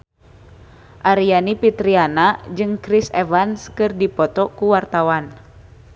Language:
Sundanese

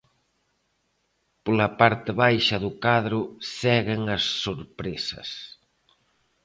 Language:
Galician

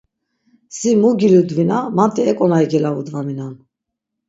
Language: Laz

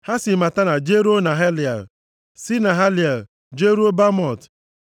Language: Igbo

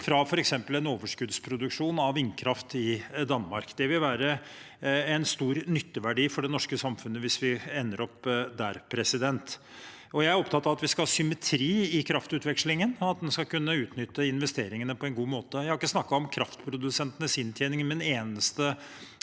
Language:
Norwegian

